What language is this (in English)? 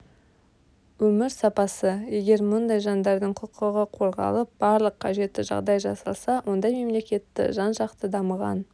Kazakh